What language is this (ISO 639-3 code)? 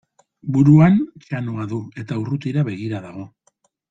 eus